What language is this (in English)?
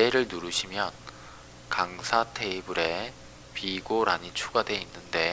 Korean